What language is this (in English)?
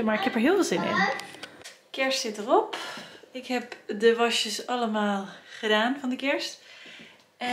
Dutch